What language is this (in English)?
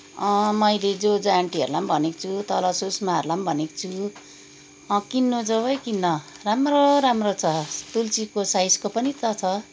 Nepali